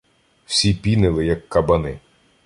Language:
Ukrainian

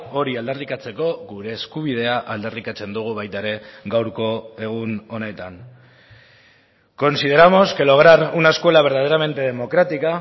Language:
Basque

